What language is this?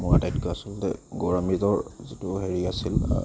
Assamese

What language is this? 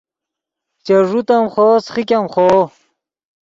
Yidgha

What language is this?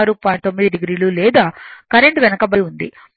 Telugu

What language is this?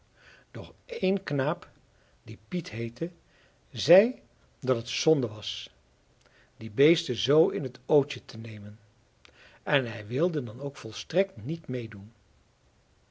Dutch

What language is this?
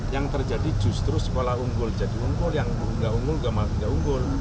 Indonesian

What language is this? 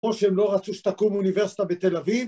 Hebrew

